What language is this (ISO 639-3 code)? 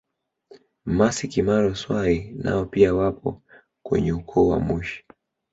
swa